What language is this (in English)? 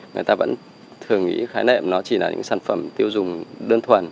Vietnamese